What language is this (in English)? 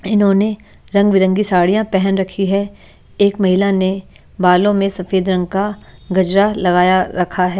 Hindi